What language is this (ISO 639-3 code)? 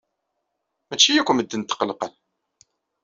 kab